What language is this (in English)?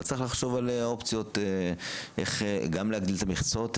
Hebrew